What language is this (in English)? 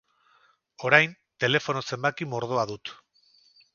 Basque